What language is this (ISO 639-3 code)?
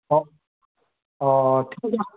asm